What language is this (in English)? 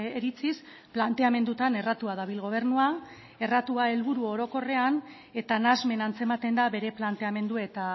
Basque